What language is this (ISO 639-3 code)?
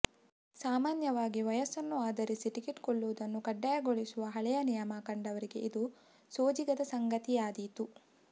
kan